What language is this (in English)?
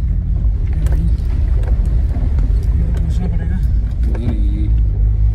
Hindi